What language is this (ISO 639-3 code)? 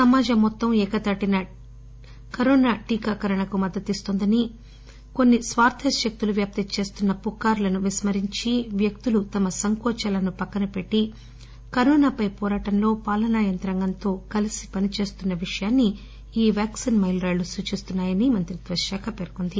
tel